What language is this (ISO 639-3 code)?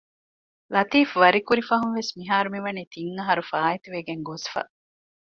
div